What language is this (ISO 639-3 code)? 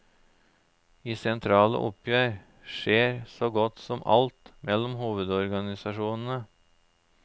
nor